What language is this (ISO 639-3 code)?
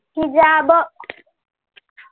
mar